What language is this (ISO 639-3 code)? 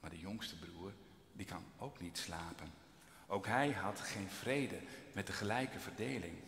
nld